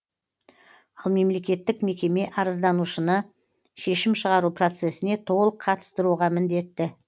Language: Kazakh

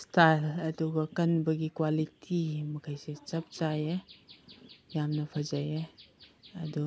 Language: Manipuri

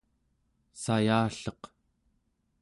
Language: Central Yupik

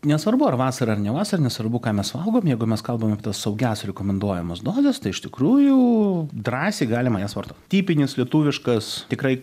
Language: Lithuanian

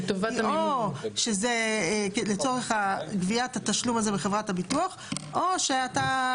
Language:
Hebrew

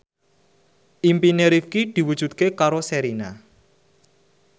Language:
Javanese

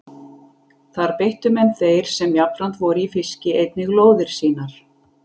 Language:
Icelandic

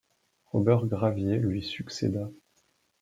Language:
French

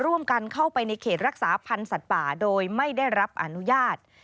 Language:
Thai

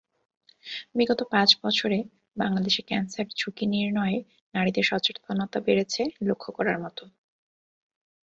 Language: Bangla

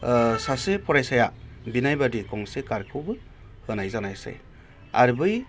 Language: Bodo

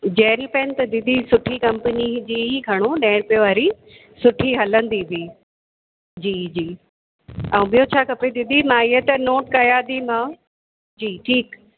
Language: Sindhi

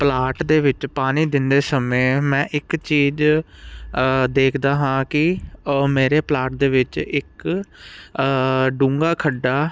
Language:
Punjabi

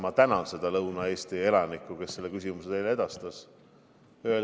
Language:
Estonian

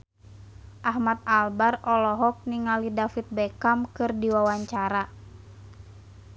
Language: Sundanese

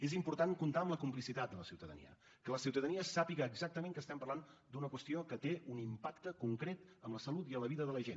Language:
Catalan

